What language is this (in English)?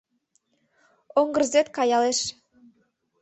Mari